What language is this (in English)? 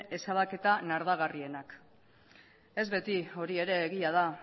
Basque